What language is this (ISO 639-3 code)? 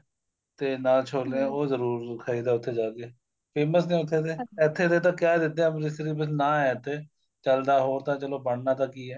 pan